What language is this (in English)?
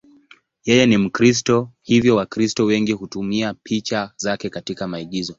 Swahili